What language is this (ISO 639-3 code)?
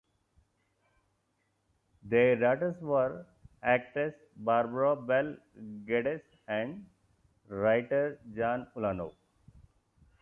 eng